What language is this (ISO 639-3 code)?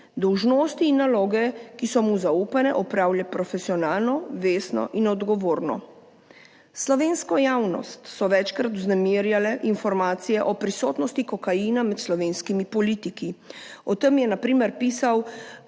slv